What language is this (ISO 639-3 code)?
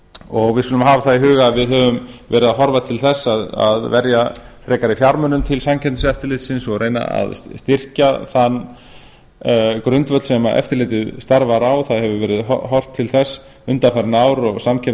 isl